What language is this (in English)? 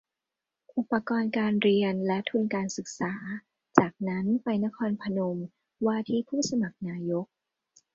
Thai